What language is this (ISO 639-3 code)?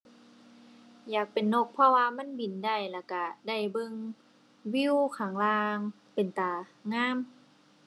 tha